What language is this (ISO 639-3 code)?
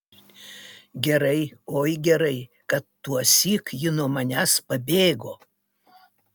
lit